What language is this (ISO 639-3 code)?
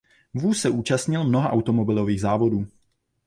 ces